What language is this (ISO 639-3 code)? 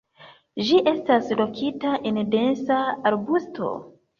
epo